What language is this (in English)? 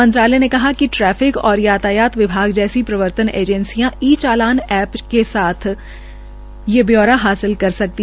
Hindi